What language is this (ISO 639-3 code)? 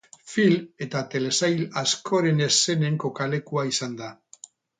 eus